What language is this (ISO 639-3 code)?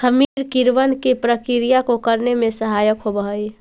mag